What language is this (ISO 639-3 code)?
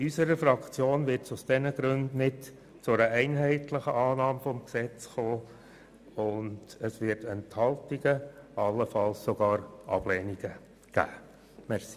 gsw